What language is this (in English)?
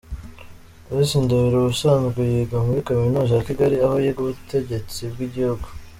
Kinyarwanda